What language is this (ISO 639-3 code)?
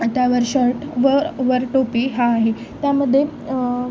mar